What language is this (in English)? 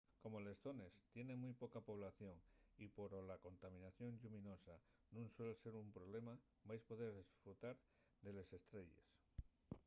Asturian